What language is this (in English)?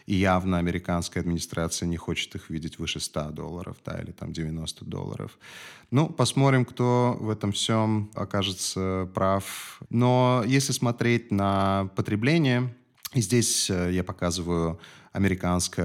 Russian